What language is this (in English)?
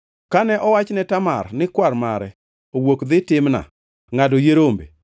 Luo (Kenya and Tanzania)